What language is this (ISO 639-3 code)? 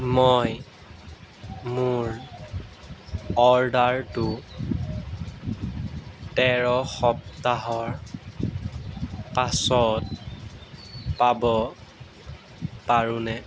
asm